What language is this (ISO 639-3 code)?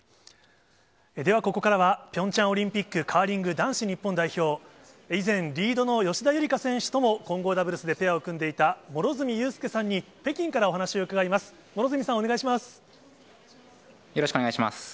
jpn